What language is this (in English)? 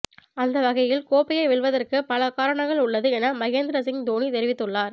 Tamil